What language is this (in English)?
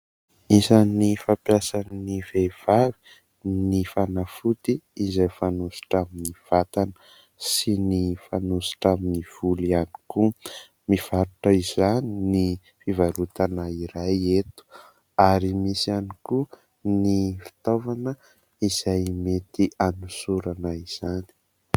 Malagasy